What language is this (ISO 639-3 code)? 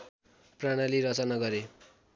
nep